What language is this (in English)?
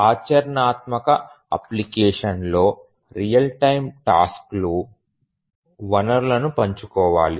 Telugu